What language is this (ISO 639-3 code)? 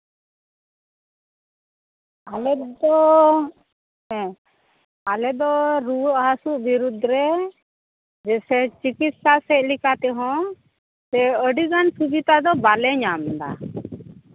sat